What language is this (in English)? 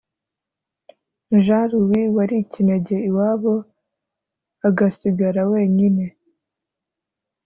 Kinyarwanda